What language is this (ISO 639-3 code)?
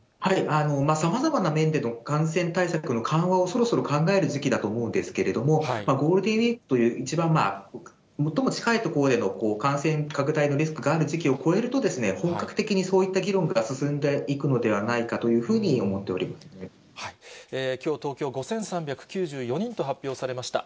jpn